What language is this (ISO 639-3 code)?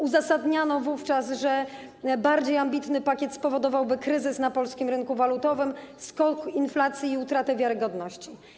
pol